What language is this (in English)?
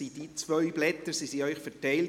Swiss German